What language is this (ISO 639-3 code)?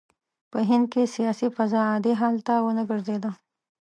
pus